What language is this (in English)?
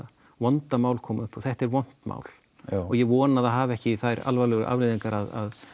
Icelandic